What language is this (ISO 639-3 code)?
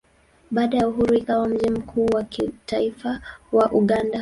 swa